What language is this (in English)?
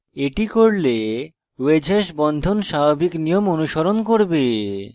Bangla